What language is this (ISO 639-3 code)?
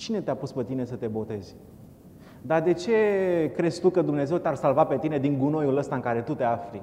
ron